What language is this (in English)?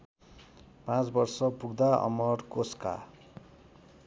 Nepali